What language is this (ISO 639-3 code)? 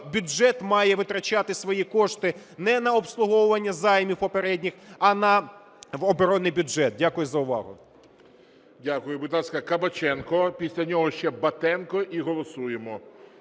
ukr